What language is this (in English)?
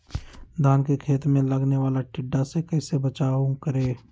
Magahi